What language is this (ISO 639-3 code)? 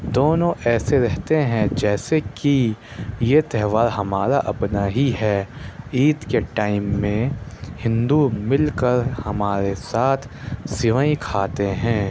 urd